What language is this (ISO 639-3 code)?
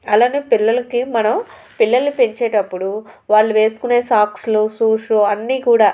tel